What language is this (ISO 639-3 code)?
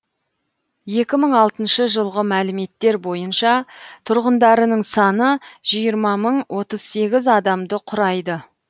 kaz